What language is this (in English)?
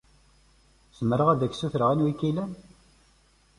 Kabyle